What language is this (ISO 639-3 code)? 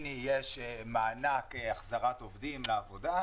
heb